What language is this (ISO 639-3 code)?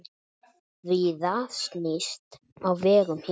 isl